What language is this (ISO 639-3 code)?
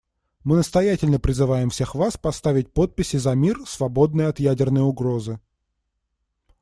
rus